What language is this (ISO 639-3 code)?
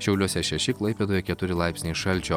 lit